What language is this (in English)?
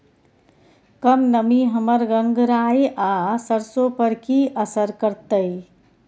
Maithili